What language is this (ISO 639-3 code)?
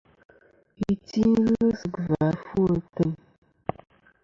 bkm